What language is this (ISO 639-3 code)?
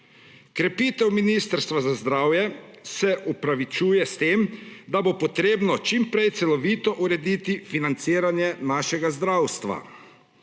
slv